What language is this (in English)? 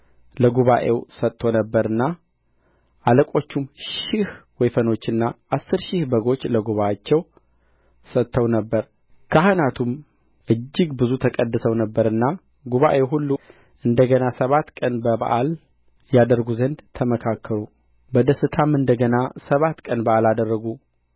Amharic